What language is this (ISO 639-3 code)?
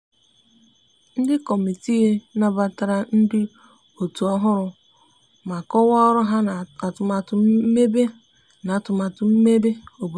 ibo